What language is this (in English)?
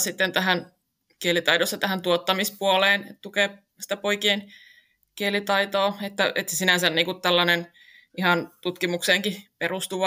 Finnish